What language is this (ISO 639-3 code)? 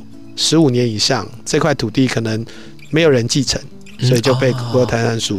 zho